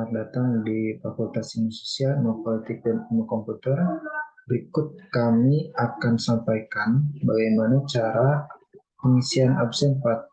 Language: Indonesian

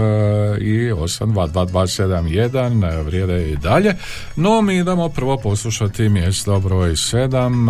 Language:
Croatian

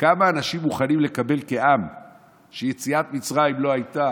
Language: Hebrew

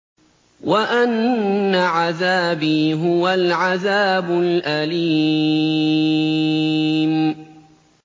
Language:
Arabic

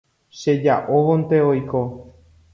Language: Guarani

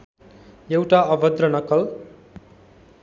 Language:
Nepali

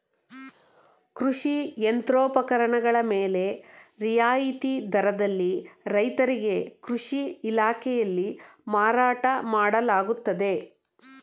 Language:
Kannada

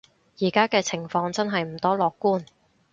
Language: Cantonese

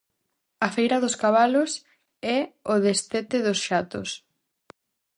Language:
Galician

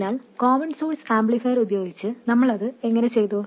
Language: Malayalam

